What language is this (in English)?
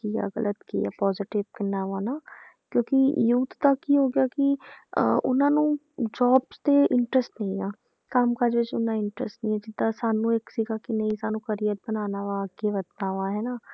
Punjabi